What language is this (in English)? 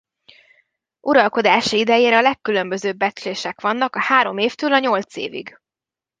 Hungarian